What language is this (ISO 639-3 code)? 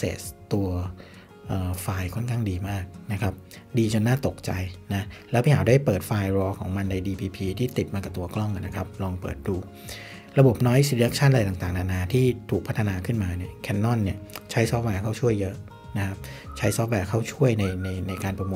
tha